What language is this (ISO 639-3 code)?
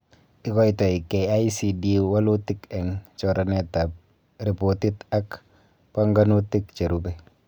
kln